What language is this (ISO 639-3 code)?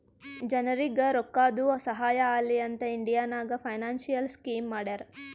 kan